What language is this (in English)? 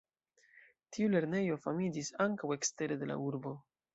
Esperanto